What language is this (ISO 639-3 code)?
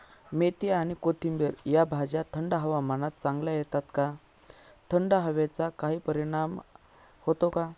mar